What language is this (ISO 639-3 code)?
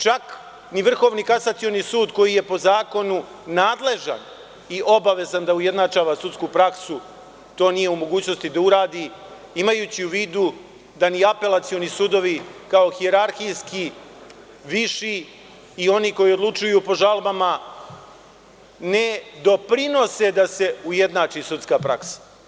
srp